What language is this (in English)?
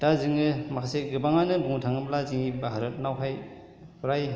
Bodo